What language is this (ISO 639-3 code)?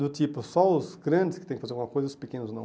por